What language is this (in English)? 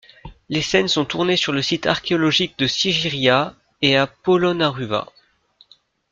French